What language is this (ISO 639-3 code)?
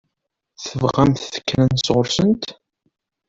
kab